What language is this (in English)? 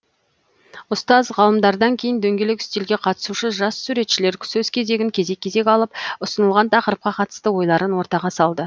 Kazakh